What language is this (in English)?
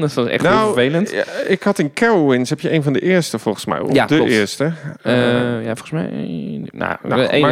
Dutch